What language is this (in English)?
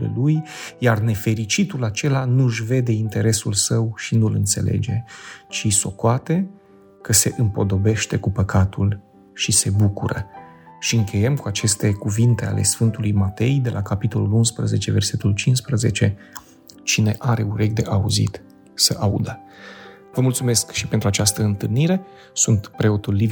Romanian